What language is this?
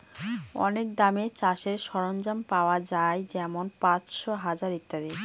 Bangla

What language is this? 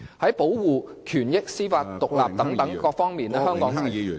Cantonese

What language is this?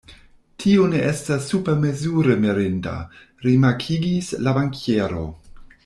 Esperanto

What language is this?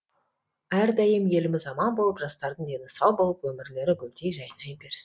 Kazakh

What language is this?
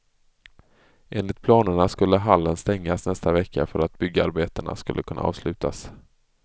Swedish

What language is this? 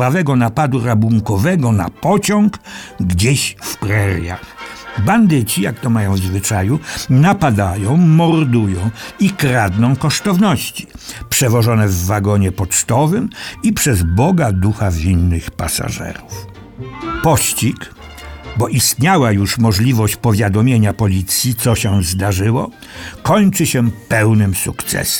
Polish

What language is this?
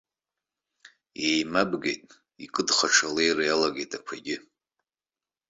Abkhazian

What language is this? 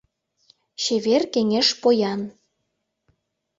Mari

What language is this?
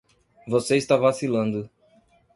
Portuguese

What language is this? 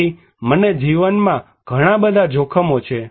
Gujarati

